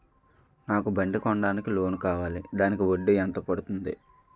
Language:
Telugu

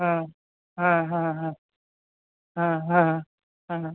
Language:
Assamese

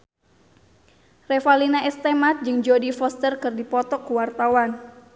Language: Sundanese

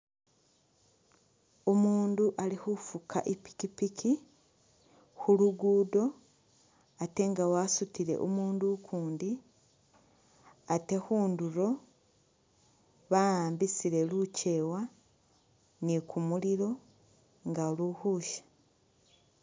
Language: Masaaba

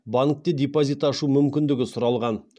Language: Kazakh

